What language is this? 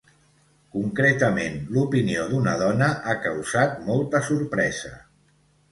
Catalan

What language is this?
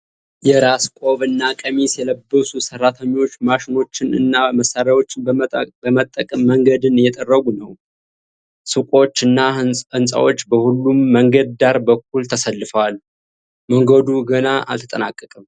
Amharic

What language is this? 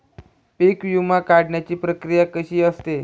Marathi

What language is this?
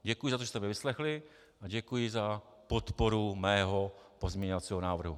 Czech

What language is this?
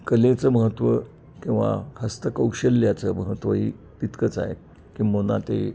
Marathi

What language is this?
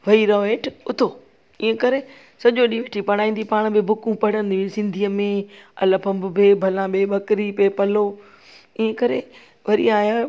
Sindhi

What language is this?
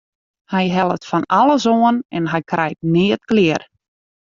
Western Frisian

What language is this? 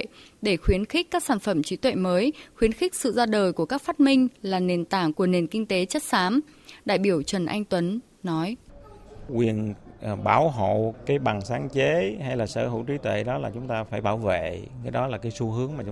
Vietnamese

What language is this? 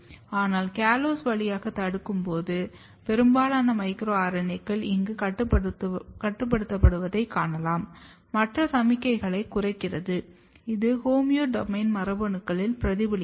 Tamil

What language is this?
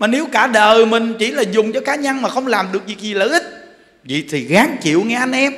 Vietnamese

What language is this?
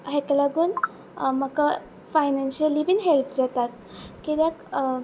Konkani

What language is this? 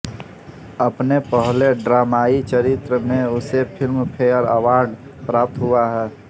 Hindi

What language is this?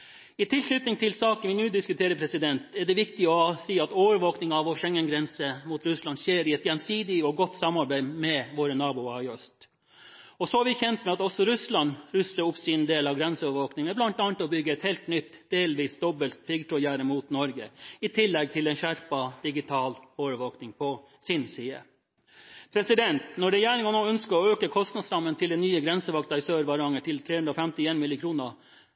Norwegian Bokmål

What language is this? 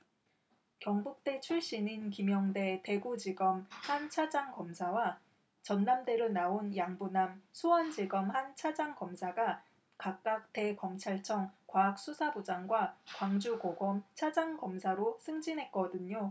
Korean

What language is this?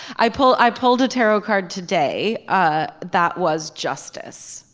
English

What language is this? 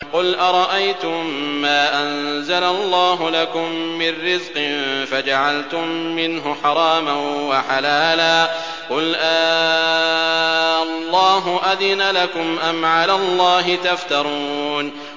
Arabic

